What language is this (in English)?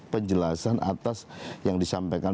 Indonesian